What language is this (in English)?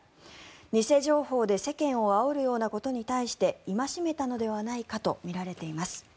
Japanese